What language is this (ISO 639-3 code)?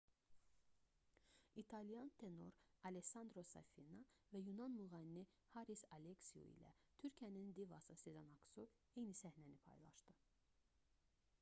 aze